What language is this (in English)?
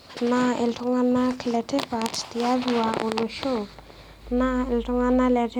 Masai